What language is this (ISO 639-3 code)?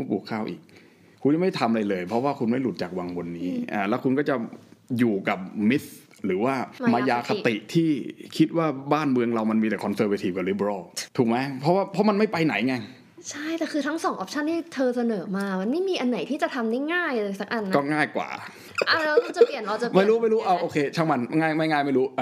tha